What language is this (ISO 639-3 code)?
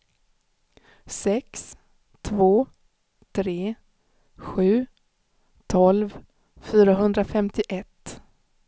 swe